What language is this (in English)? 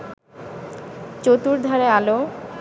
Bangla